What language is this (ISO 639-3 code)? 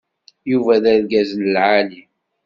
kab